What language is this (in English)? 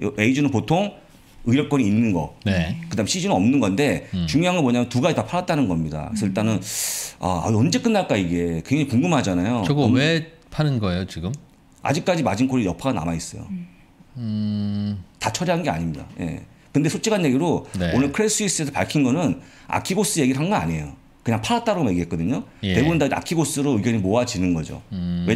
Korean